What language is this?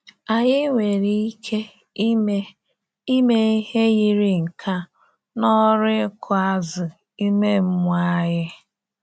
Igbo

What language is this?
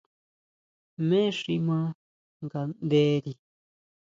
Huautla Mazatec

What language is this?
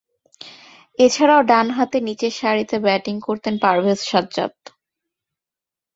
Bangla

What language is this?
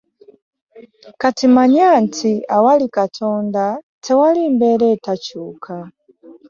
Ganda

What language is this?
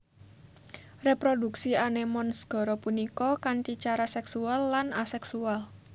Javanese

